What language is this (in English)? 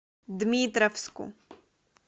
Russian